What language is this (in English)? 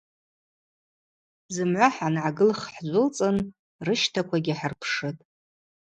Abaza